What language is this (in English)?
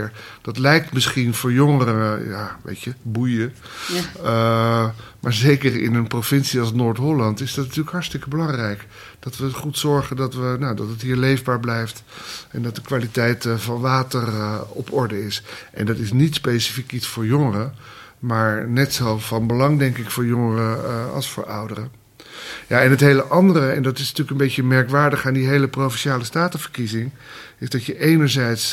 Dutch